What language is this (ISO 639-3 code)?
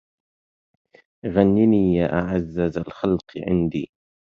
ara